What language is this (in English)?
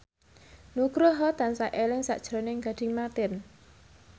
Javanese